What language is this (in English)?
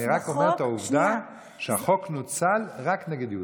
Hebrew